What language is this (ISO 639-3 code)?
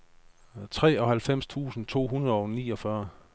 dan